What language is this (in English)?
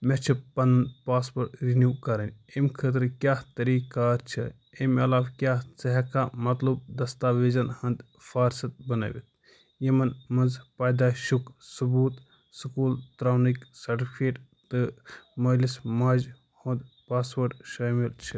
Kashmiri